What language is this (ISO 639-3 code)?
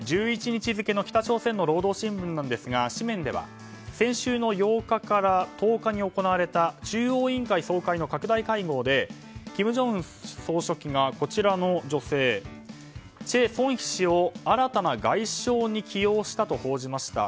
jpn